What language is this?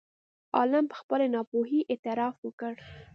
Pashto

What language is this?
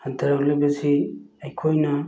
Manipuri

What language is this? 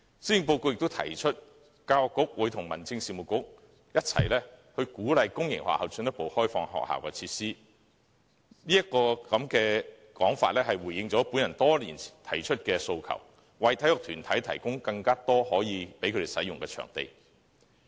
Cantonese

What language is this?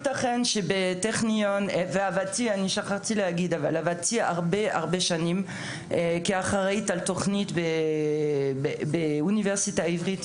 Hebrew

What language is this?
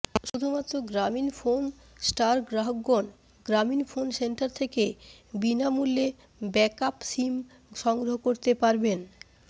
Bangla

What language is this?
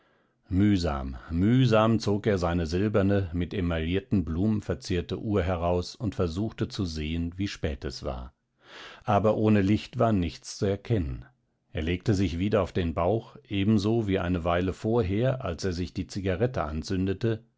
German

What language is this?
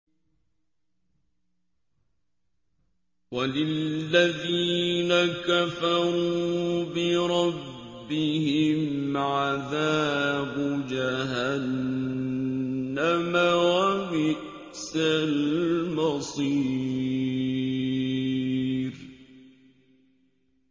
Arabic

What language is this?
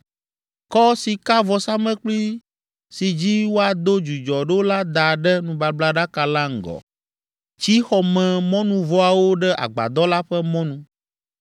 Ewe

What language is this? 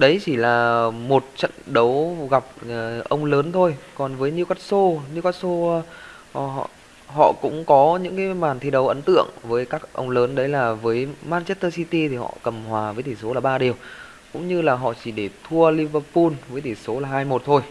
Vietnamese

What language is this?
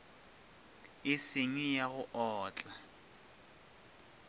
Northern Sotho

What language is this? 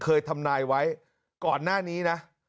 Thai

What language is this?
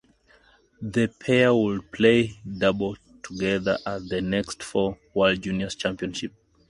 English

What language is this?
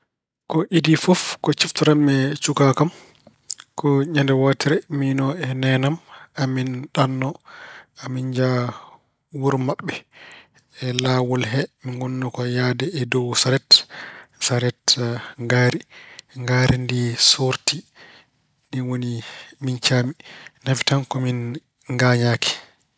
Fula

